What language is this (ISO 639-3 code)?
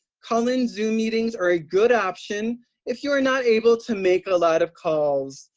eng